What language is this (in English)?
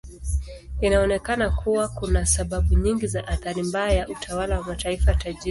Swahili